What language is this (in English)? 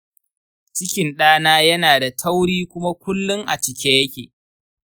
Hausa